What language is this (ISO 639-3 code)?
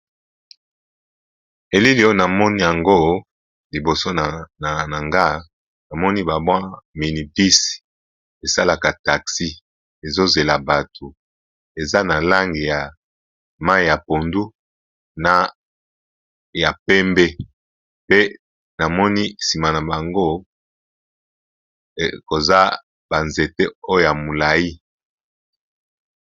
lin